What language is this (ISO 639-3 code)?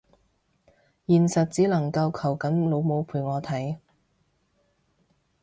yue